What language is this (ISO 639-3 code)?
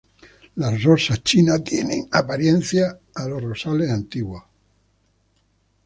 spa